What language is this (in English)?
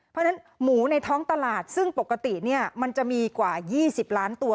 Thai